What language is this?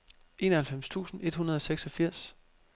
Danish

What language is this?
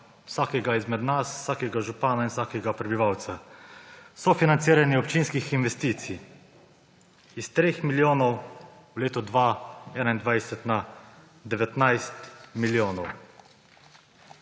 Slovenian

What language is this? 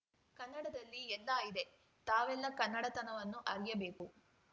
Kannada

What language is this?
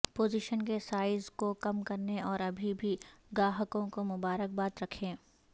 Urdu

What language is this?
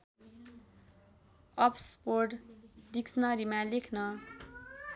Nepali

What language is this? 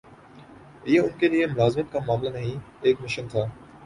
Urdu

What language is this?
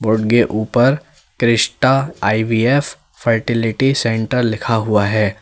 Hindi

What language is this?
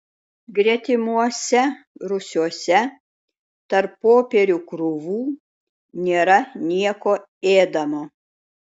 Lithuanian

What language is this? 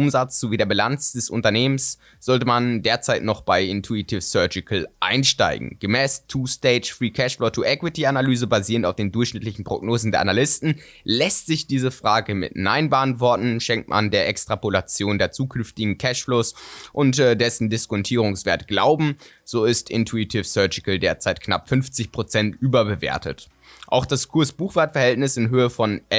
German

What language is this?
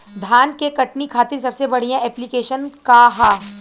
Bhojpuri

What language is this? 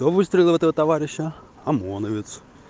Russian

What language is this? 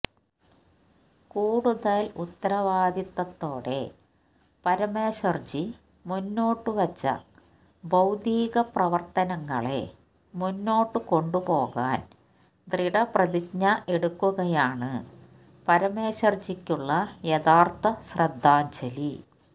Malayalam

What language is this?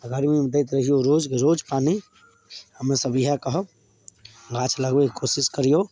Maithili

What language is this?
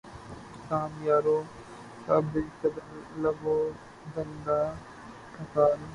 Urdu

